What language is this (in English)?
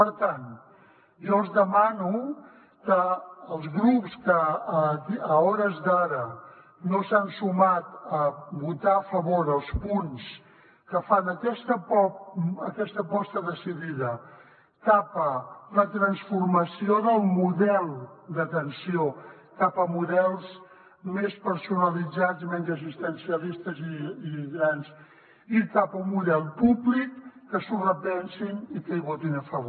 Catalan